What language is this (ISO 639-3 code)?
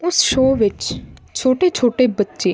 pan